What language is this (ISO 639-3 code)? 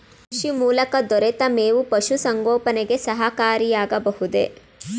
kan